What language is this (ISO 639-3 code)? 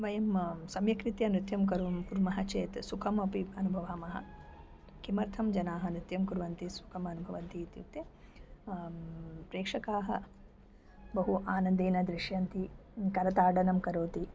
san